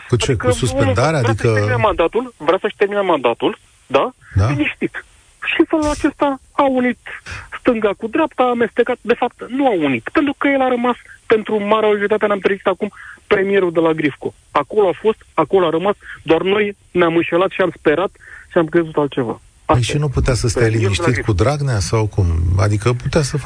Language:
Romanian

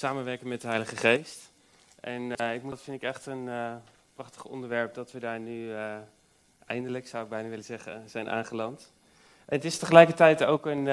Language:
Dutch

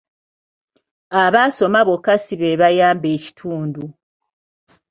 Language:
Ganda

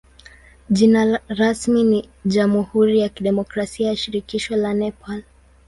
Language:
Swahili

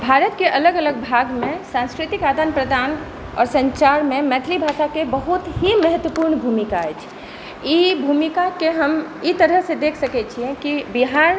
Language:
Maithili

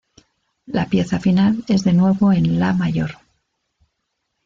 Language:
Spanish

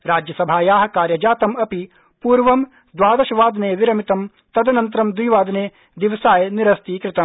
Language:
Sanskrit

